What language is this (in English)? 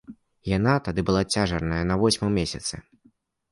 Belarusian